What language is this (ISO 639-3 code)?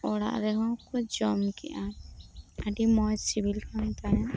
sat